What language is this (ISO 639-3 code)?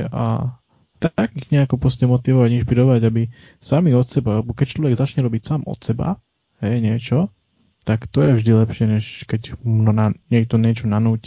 slk